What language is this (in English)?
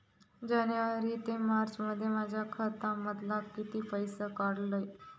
Marathi